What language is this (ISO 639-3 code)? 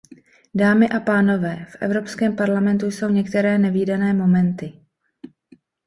ces